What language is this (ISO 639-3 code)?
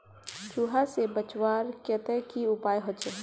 mag